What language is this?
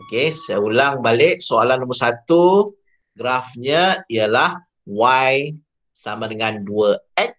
Malay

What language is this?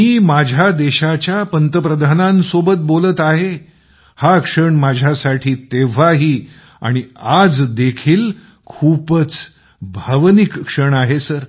Marathi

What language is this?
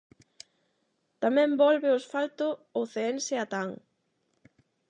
Galician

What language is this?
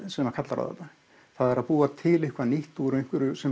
Icelandic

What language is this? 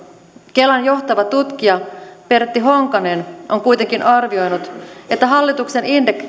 Finnish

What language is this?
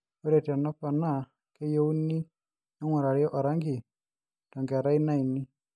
Masai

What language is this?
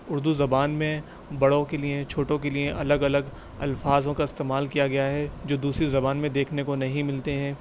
Urdu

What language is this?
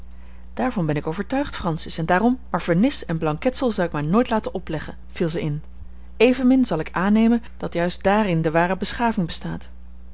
Dutch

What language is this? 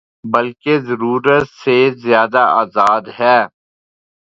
Urdu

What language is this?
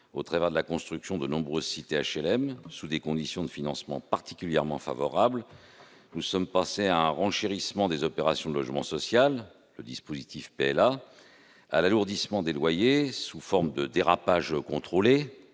French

